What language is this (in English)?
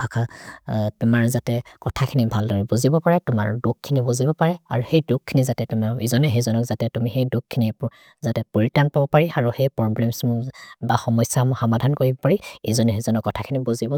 Maria (India)